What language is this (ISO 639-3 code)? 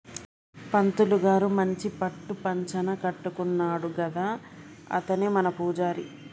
tel